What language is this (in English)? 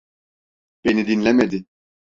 Turkish